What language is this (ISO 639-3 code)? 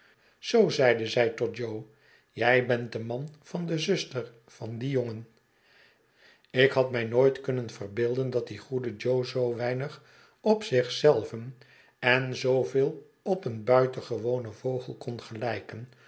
nld